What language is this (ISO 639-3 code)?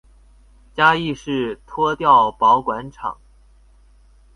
zho